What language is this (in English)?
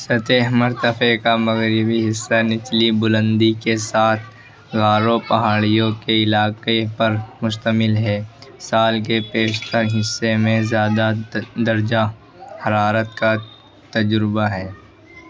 Urdu